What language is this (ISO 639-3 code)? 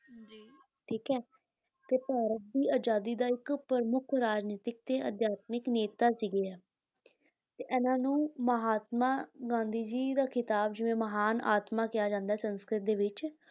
pan